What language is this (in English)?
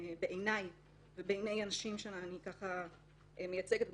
Hebrew